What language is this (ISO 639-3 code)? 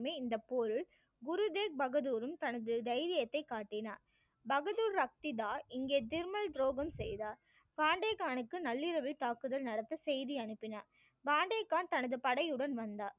tam